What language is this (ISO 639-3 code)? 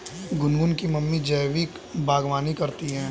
hin